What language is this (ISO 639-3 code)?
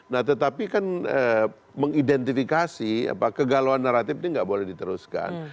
ind